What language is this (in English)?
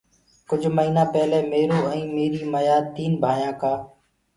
Gurgula